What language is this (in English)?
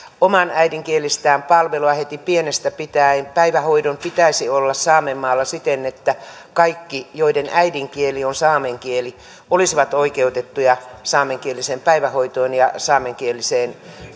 Finnish